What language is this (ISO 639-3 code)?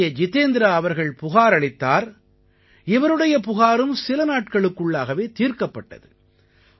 tam